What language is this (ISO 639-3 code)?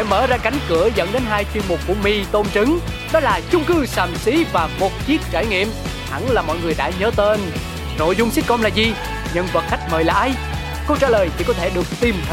vie